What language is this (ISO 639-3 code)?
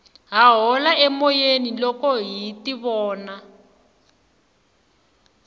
tso